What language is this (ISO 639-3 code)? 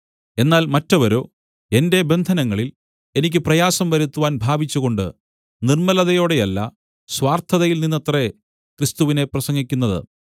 mal